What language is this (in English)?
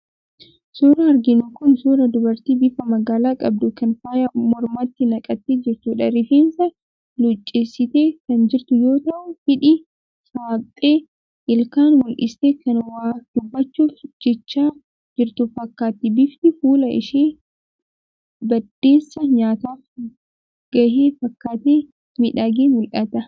Oromo